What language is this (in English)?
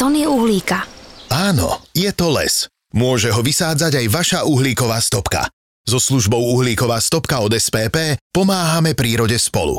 Slovak